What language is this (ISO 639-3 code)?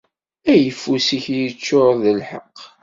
kab